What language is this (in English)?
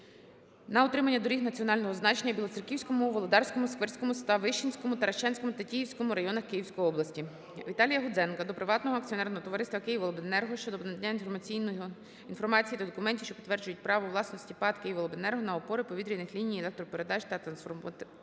Ukrainian